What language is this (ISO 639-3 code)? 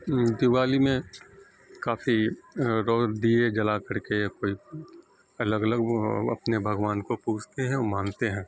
urd